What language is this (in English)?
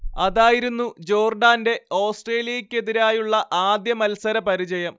Malayalam